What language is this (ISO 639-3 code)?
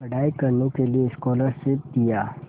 hin